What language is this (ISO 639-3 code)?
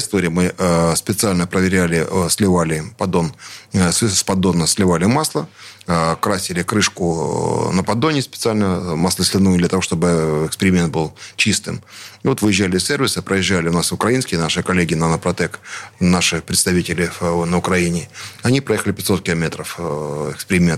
rus